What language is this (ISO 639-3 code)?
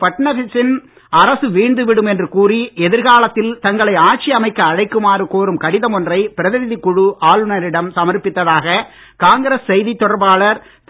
tam